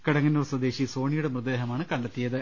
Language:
Malayalam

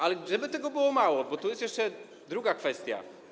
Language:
Polish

